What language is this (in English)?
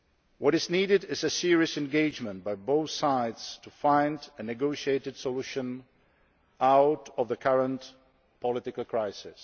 English